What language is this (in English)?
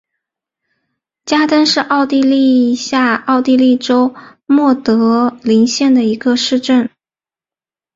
Chinese